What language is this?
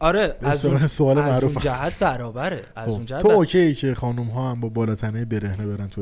Persian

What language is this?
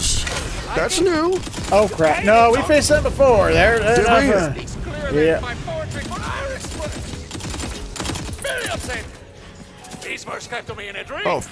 English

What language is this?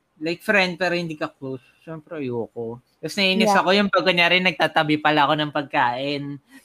Filipino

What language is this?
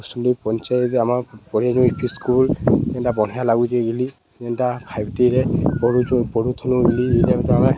Odia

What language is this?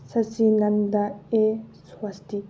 Manipuri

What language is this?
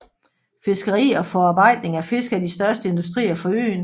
Danish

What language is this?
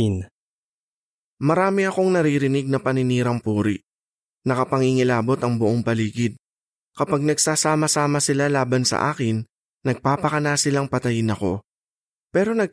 Filipino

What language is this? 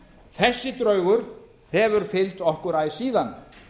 Icelandic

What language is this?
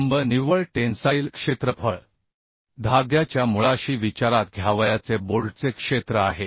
Marathi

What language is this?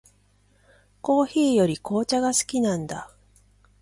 Japanese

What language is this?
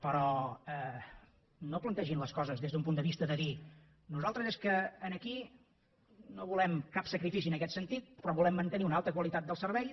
Catalan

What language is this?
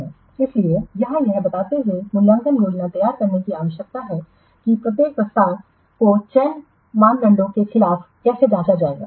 Hindi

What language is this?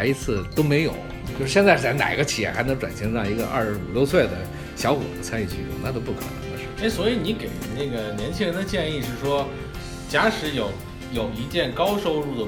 Chinese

